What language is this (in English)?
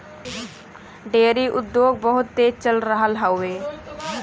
Bhojpuri